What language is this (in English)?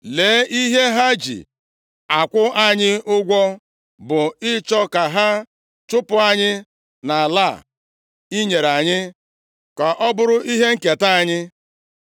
Igbo